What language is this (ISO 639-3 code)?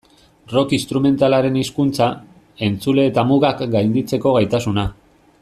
eus